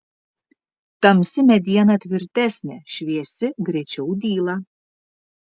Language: Lithuanian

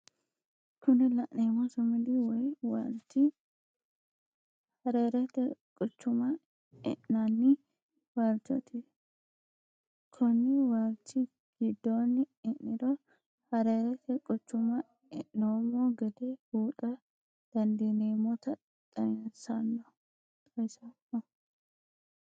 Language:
Sidamo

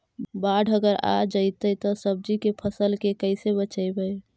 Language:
Magahi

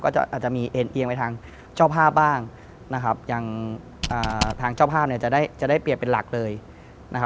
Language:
Thai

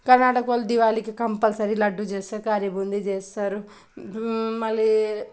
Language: Telugu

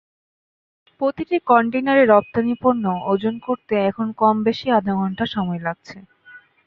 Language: Bangla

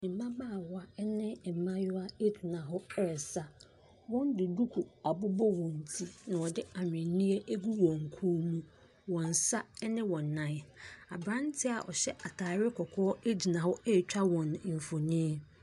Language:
Akan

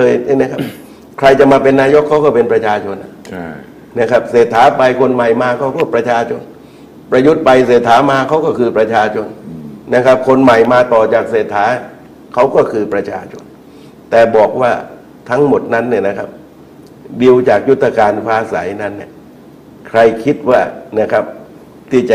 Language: Thai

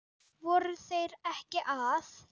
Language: Icelandic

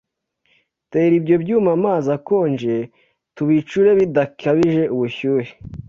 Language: Kinyarwanda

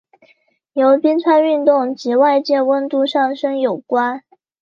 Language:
Chinese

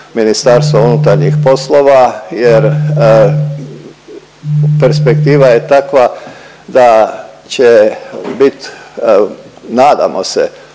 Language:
Croatian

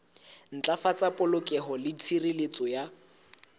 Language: Southern Sotho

